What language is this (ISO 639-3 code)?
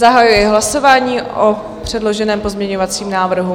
ces